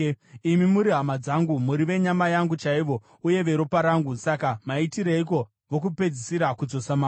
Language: Shona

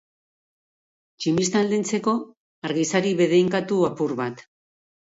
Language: Basque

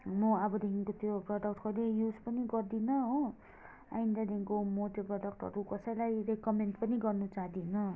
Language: Nepali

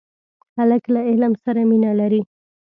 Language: Pashto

